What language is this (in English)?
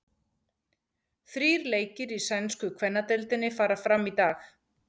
Icelandic